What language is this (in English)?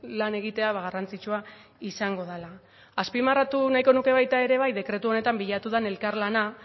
Basque